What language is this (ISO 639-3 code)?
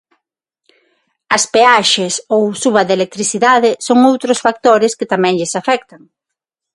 glg